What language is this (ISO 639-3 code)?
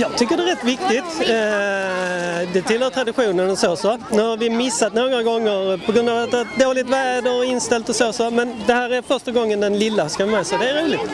swe